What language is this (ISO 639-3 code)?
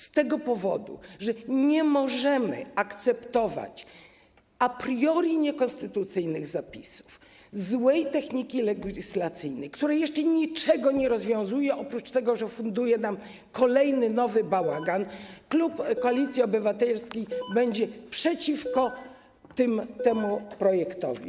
pol